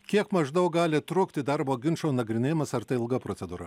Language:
Lithuanian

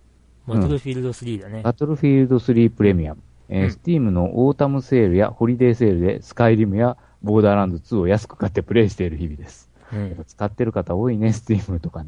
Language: Japanese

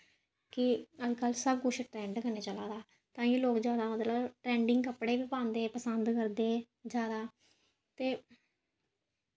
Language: Dogri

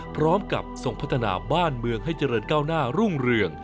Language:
Thai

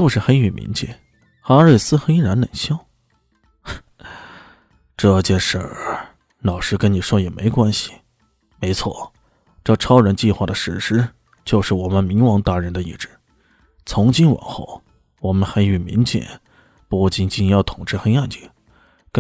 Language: Chinese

